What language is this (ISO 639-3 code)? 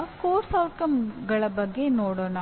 kan